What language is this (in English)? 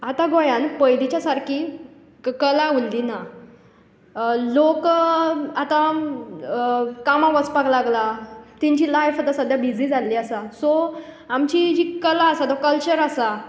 Konkani